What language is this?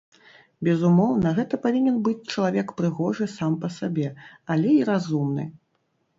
Belarusian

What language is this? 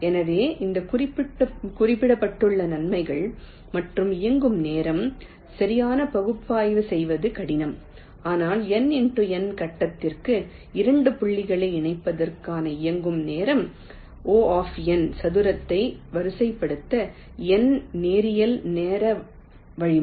Tamil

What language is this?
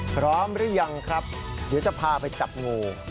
Thai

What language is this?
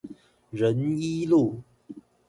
Chinese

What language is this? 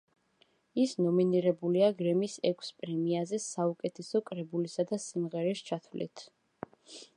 Georgian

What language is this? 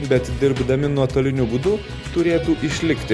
Lithuanian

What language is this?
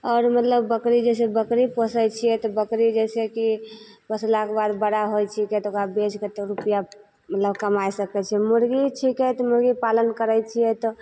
Maithili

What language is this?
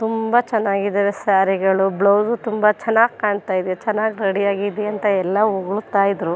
Kannada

